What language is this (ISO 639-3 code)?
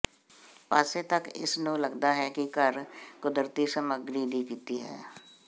pan